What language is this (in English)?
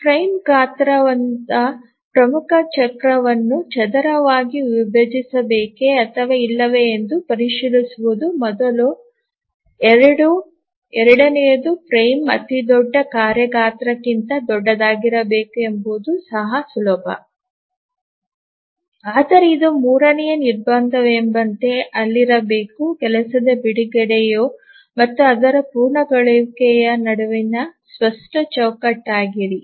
Kannada